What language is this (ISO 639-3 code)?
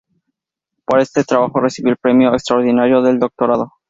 spa